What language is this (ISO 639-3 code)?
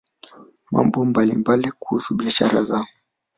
swa